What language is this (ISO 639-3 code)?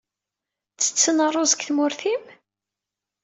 kab